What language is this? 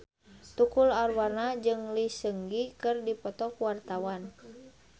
Sundanese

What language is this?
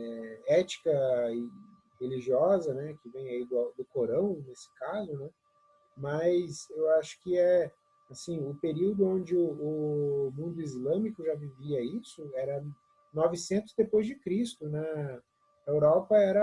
Portuguese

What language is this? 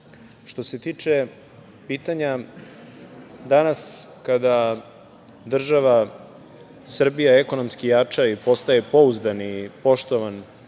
Serbian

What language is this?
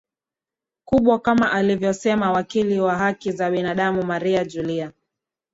Swahili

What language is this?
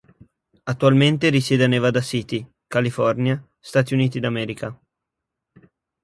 Italian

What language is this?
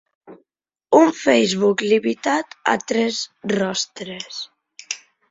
Catalan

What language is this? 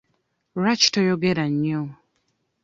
Ganda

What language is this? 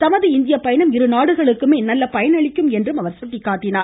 Tamil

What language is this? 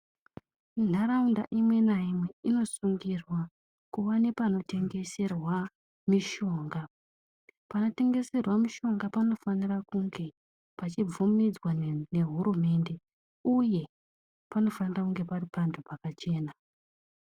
Ndau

